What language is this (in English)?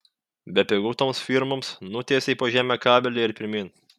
Lithuanian